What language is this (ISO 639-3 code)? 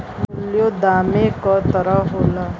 bho